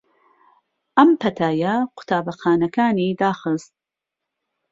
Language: Central Kurdish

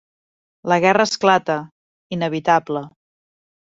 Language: Catalan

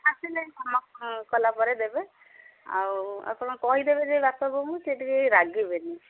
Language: Odia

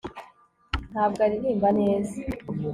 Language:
Kinyarwanda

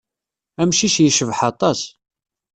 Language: Kabyle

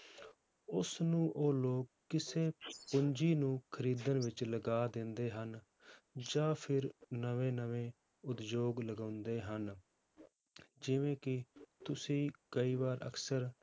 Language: Punjabi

